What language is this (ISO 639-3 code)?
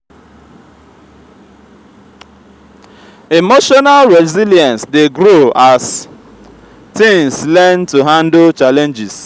pcm